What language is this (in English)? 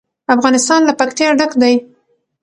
Pashto